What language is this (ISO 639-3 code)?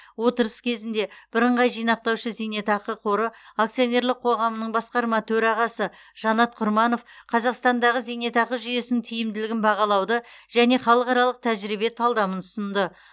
kaz